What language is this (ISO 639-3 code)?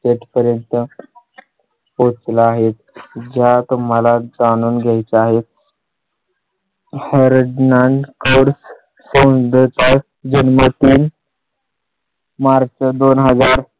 mar